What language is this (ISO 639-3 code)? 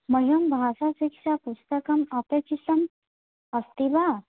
san